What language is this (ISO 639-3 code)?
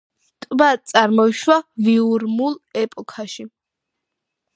kat